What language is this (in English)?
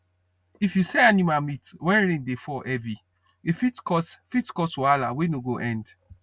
Nigerian Pidgin